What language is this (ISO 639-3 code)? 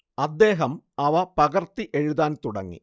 mal